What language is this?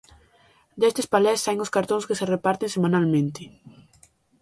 Galician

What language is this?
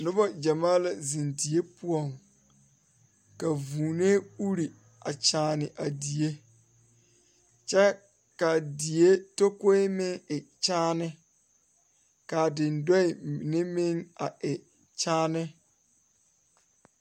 Southern Dagaare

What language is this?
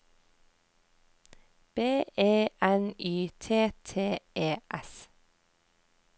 Norwegian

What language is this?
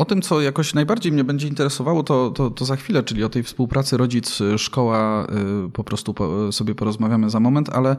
Polish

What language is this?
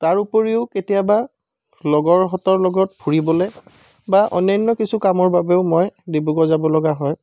Assamese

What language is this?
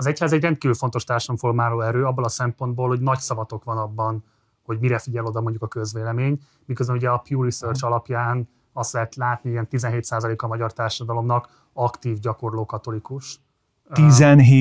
Hungarian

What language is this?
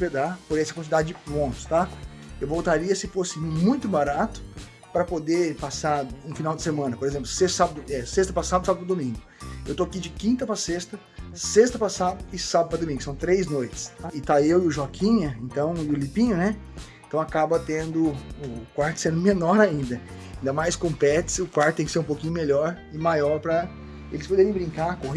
Portuguese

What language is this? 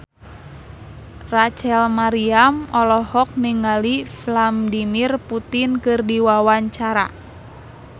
Sundanese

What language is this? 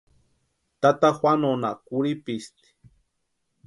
Western Highland Purepecha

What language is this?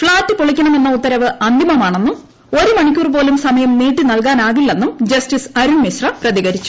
Malayalam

